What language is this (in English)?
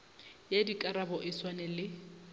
Northern Sotho